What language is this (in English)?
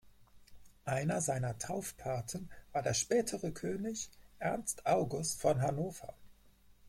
German